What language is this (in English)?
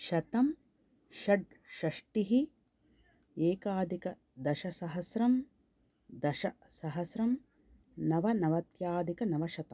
Sanskrit